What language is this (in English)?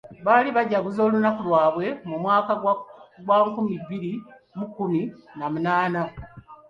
Ganda